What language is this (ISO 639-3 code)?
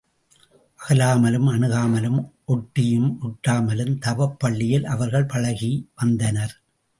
tam